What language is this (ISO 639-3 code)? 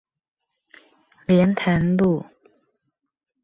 zho